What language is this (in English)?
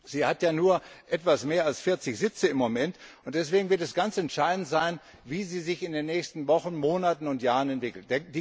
German